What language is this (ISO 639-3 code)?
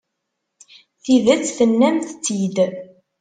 kab